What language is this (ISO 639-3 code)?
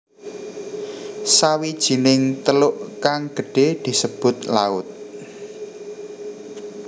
jav